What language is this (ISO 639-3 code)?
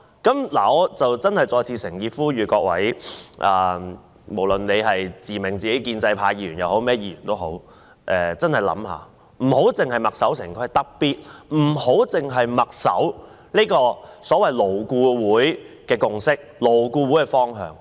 yue